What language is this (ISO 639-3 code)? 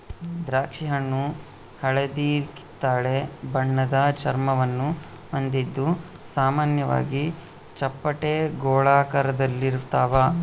kan